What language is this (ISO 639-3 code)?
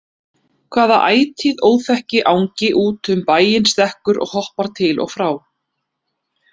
isl